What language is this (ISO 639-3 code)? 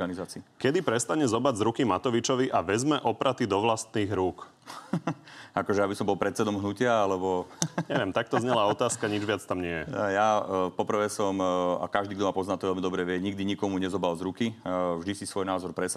slk